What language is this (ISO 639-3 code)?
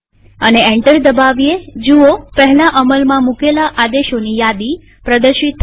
guj